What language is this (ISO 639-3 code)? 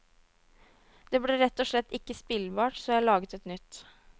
nor